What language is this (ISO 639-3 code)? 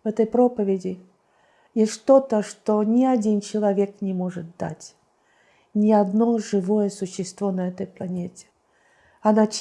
rus